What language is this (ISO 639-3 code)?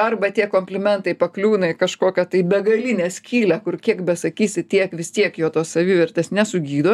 lit